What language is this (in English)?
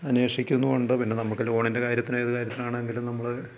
Malayalam